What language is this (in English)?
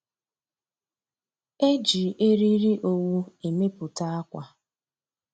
Igbo